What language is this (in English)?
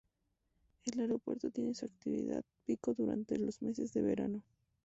Spanish